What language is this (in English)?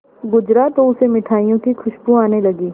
Hindi